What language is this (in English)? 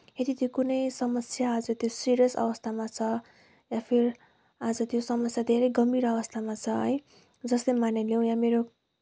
Nepali